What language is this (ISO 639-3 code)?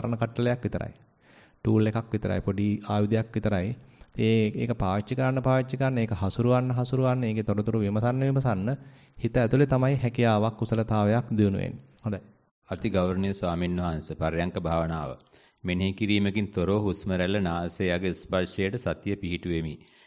ind